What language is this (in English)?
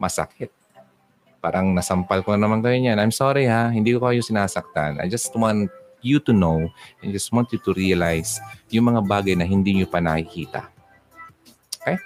Filipino